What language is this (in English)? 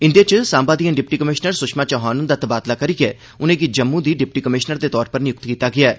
Dogri